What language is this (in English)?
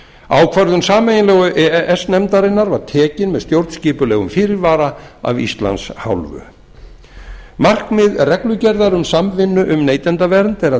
Icelandic